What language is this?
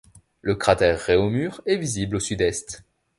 French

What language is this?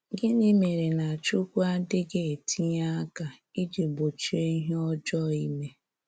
Igbo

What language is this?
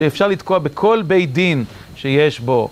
Hebrew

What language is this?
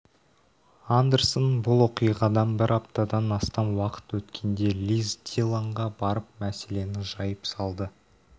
Kazakh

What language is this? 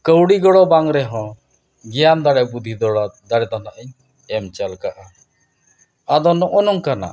Santali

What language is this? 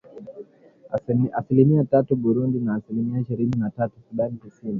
Swahili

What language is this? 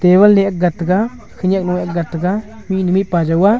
Wancho Naga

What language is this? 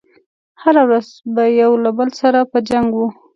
Pashto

